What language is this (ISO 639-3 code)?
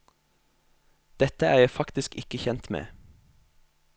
nor